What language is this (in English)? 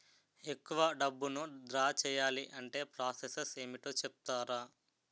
Telugu